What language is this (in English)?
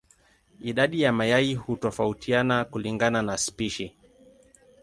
Swahili